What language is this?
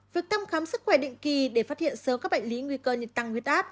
Vietnamese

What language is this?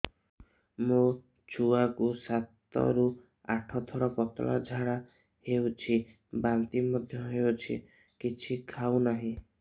Odia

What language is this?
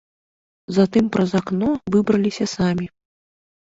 Belarusian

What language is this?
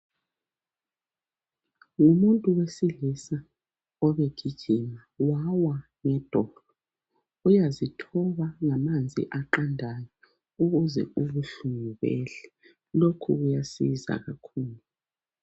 North Ndebele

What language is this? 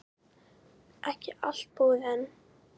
Icelandic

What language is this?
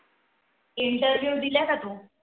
Marathi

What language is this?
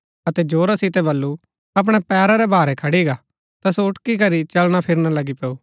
Gaddi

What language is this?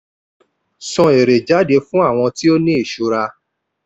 Yoruba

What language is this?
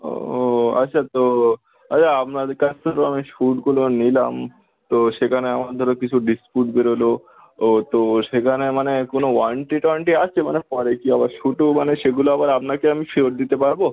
Bangla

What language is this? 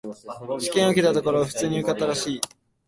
Japanese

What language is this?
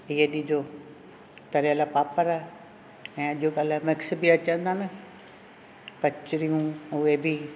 Sindhi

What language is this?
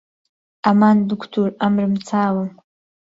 Central Kurdish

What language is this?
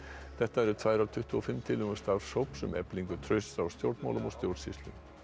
Icelandic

